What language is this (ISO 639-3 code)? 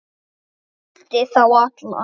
isl